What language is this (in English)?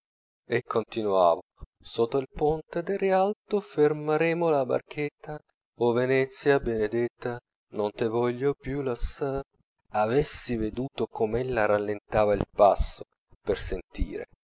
Italian